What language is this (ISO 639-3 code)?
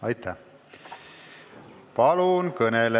est